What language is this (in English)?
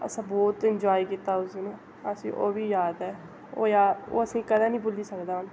Dogri